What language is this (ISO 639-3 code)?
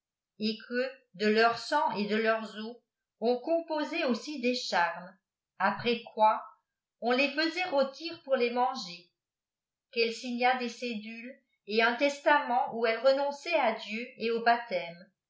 fra